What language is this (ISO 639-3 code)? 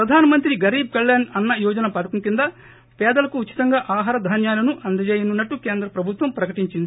tel